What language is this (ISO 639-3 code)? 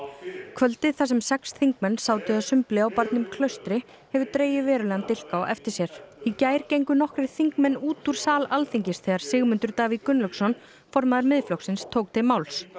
isl